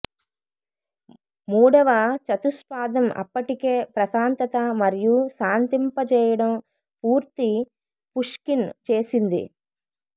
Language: Telugu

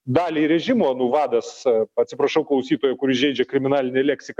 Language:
Lithuanian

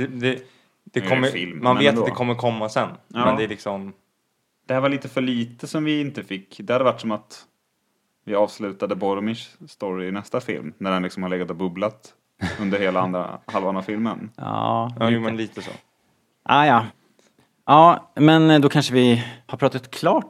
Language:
Swedish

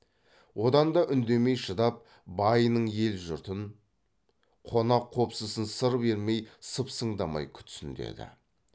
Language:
Kazakh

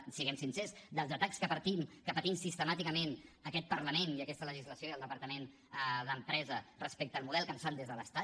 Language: Catalan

